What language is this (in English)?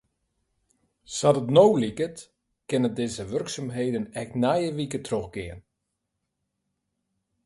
Western Frisian